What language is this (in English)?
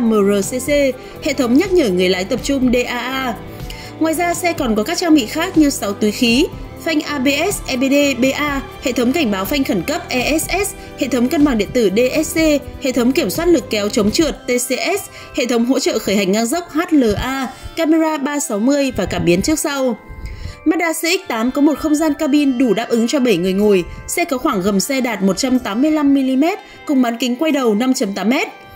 Vietnamese